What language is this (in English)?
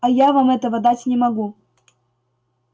Russian